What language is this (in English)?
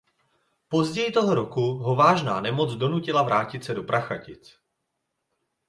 Czech